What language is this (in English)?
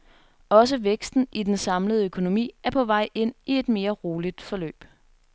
Danish